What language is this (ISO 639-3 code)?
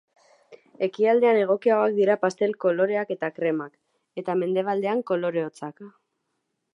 eus